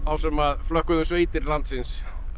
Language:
Icelandic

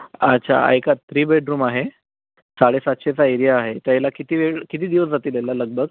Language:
Marathi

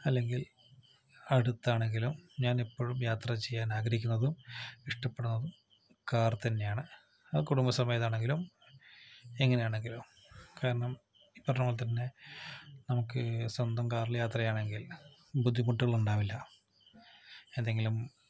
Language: Malayalam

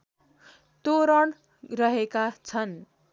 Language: Nepali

